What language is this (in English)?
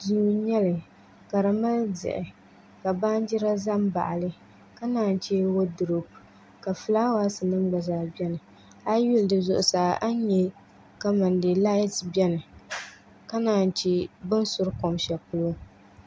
Dagbani